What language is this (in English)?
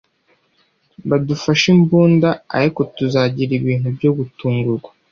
Kinyarwanda